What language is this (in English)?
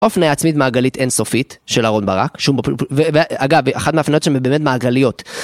Hebrew